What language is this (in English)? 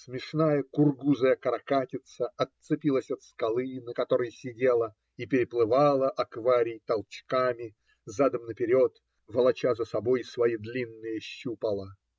Russian